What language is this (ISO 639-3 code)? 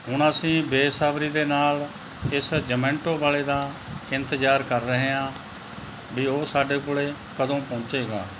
pan